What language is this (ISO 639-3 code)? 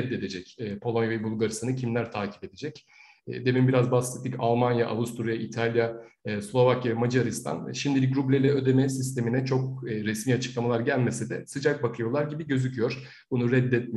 tur